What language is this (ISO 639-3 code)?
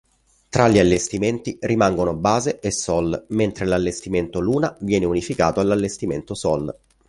ita